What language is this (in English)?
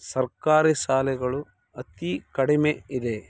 Kannada